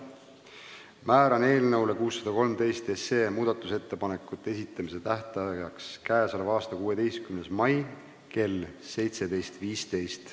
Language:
Estonian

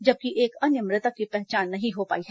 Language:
Hindi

